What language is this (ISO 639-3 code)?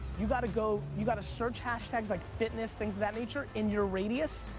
eng